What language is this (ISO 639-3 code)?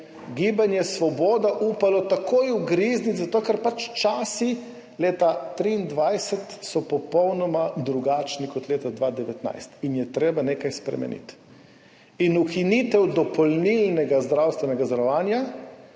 slv